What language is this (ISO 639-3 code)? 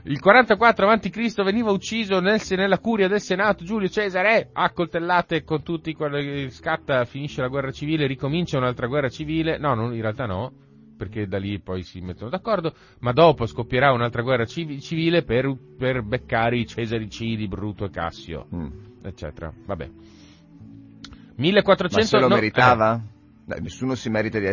ita